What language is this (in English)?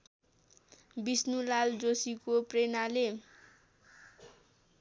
Nepali